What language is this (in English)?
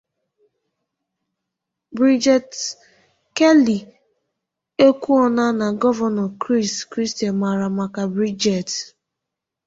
Igbo